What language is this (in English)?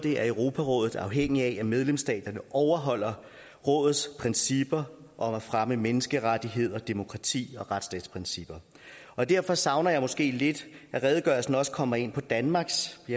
Danish